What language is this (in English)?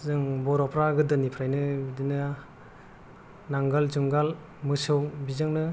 Bodo